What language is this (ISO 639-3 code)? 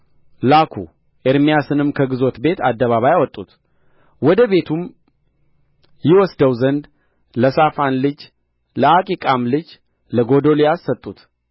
amh